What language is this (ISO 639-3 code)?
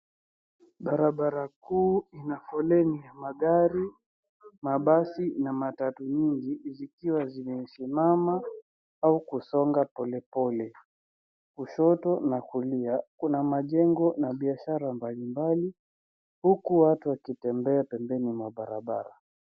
swa